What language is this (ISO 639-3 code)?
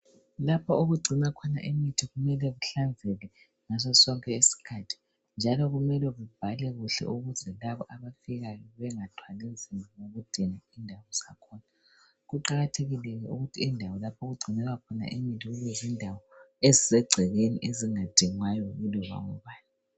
nde